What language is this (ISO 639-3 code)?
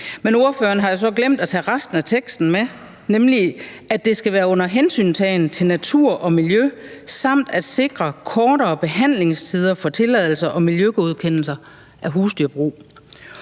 dan